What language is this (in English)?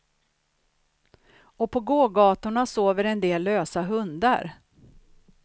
Swedish